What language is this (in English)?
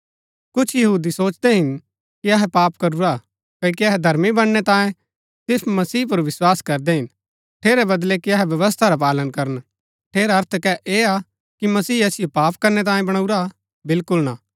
Gaddi